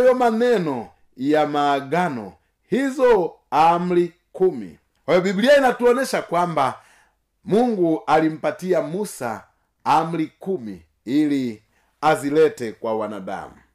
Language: Swahili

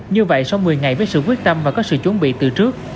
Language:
Vietnamese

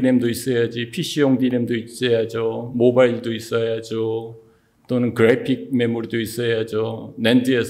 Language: Korean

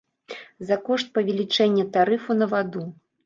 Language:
Belarusian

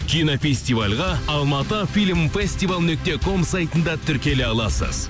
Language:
Kazakh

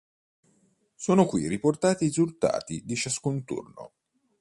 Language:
Italian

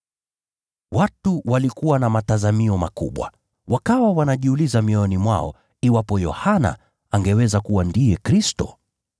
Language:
Swahili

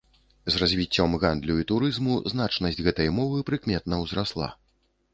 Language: Belarusian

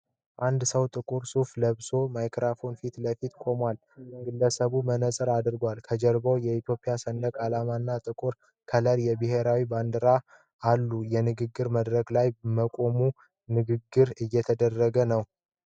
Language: Amharic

